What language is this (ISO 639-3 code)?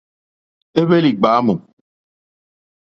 bri